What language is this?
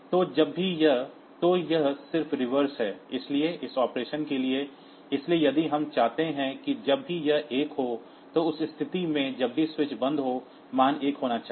Hindi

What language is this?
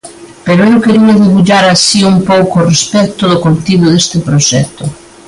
Galician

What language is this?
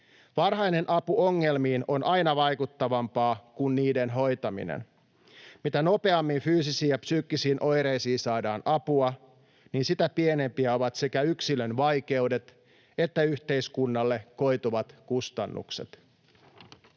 Finnish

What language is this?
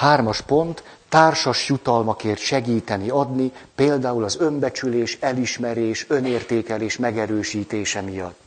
Hungarian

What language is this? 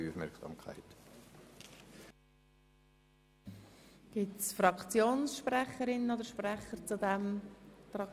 Swiss German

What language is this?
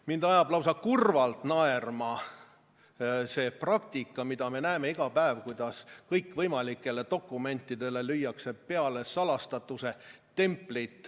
Estonian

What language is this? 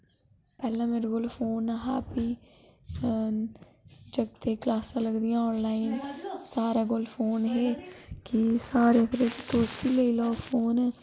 Dogri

